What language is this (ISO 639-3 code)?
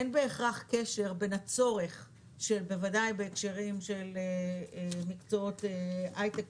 heb